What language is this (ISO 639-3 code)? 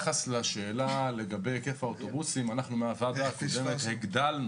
heb